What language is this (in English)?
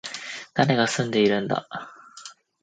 Japanese